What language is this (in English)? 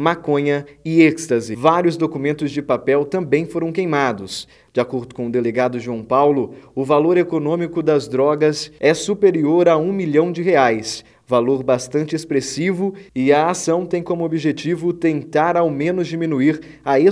Portuguese